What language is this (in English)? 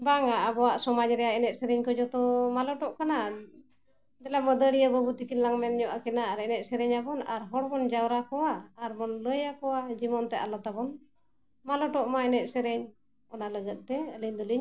Santali